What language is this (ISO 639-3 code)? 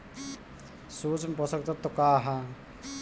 bho